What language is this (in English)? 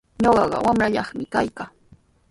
Sihuas Ancash Quechua